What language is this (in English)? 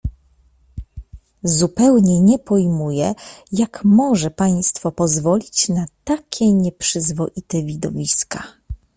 Polish